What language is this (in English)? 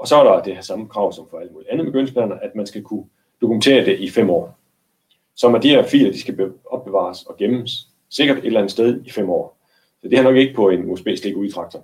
Danish